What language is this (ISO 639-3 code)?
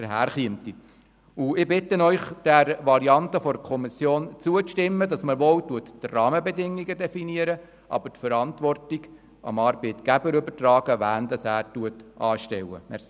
gsw